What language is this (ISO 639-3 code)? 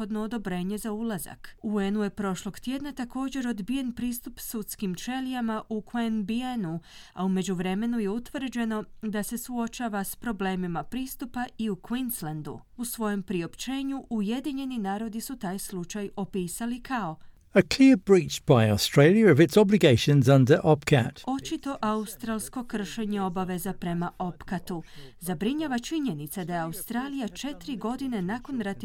hrv